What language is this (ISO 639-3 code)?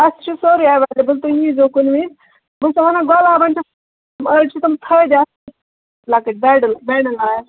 kas